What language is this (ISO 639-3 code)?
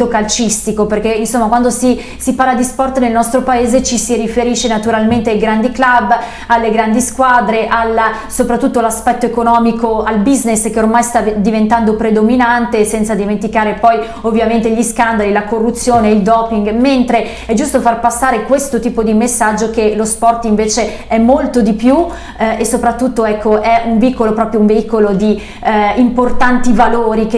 ita